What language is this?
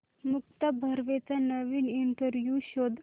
Marathi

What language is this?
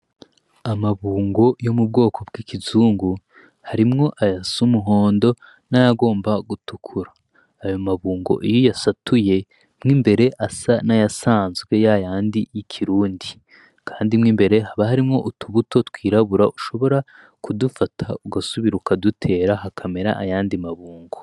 Rundi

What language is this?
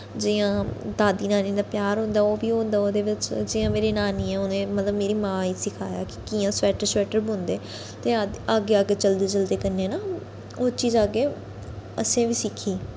Dogri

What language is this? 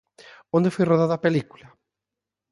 Galician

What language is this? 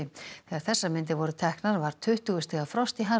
Icelandic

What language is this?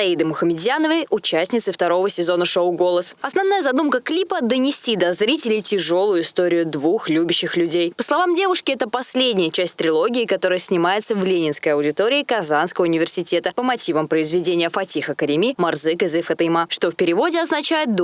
Russian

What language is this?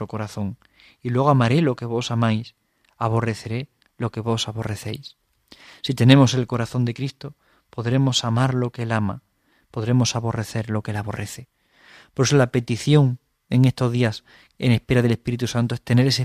Spanish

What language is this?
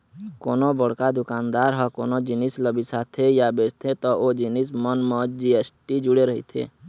Chhattisgarhi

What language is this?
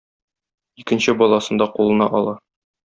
Tatar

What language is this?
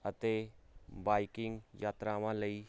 Punjabi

